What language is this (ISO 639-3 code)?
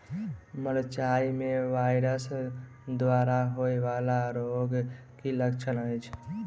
mai